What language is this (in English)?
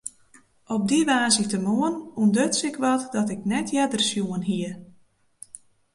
Western Frisian